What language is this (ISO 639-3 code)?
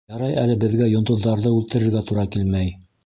bak